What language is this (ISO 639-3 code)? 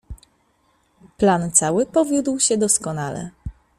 pol